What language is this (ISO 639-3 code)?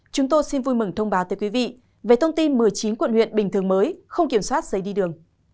vie